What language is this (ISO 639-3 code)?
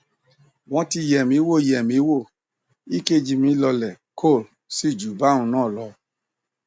yor